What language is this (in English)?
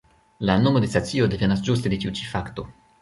Esperanto